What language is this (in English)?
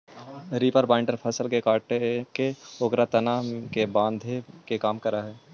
Magahi